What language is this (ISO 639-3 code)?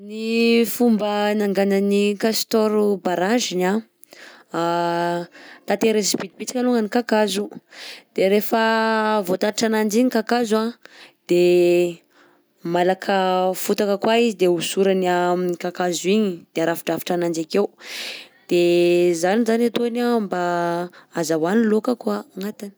bzc